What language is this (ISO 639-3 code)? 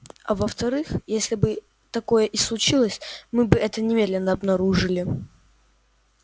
rus